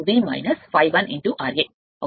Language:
Telugu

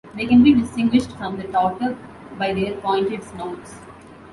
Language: English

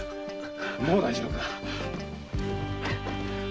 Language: Japanese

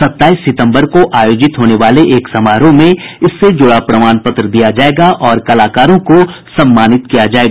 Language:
Hindi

